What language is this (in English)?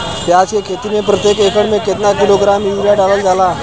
Bhojpuri